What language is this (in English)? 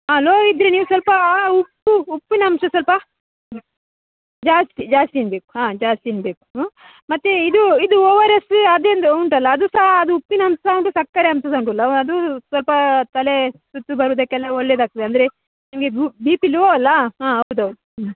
Kannada